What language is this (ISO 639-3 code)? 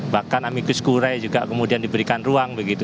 ind